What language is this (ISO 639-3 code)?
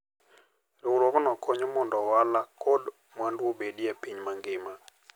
luo